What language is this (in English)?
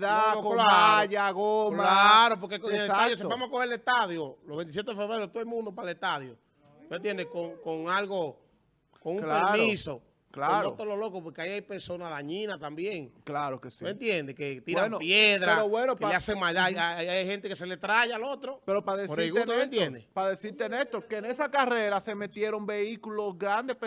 Spanish